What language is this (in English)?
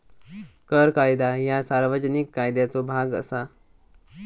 Marathi